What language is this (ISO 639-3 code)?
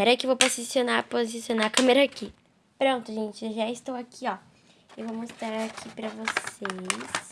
por